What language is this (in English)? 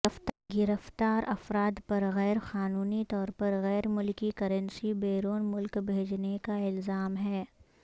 Urdu